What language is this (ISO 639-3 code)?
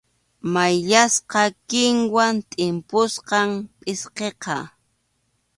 qxu